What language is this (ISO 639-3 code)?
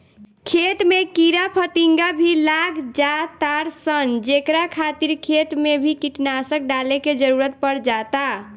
bho